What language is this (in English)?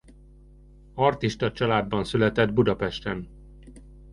Hungarian